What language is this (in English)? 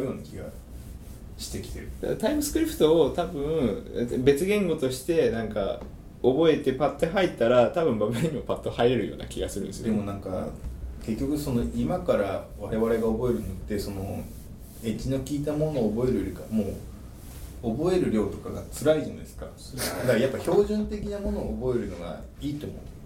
Japanese